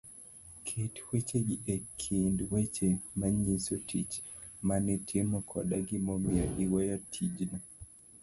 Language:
Luo (Kenya and Tanzania)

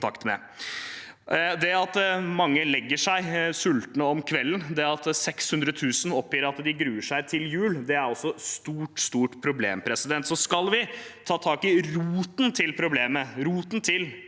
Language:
Norwegian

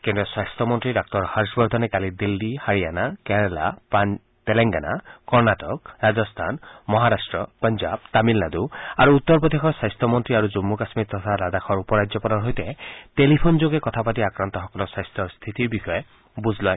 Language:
Assamese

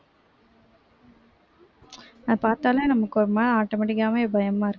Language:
Tamil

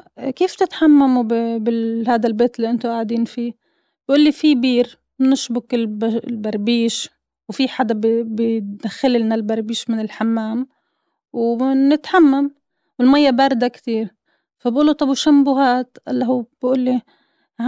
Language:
Arabic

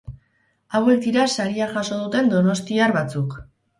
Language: Basque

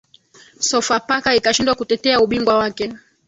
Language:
Swahili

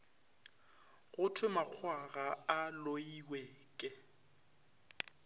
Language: Northern Sotho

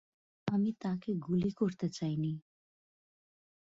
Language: Bangla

